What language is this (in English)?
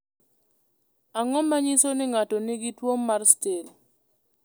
Luo (Kenya and Tanzania)